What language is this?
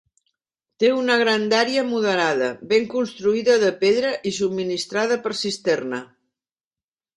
Catalan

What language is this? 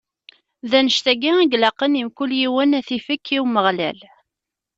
Kabyle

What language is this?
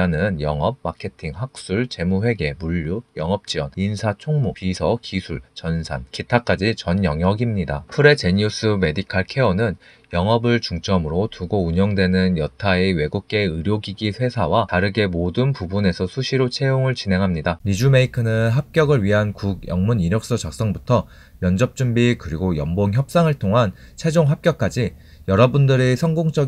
Korean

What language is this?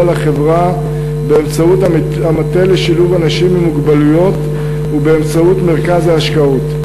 Hebrew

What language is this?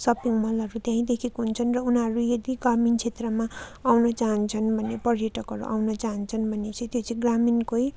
Nepali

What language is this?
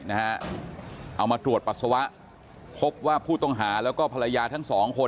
Thai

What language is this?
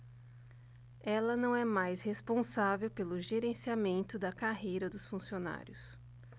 Portuguese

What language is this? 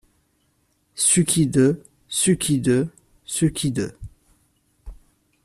French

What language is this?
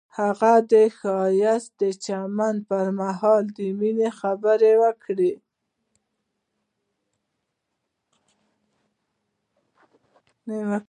Pashto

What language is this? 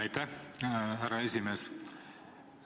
Estonian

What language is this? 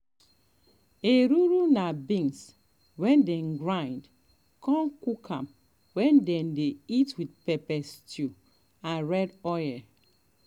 Nigerian Pidgin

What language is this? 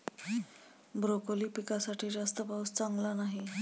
Marathi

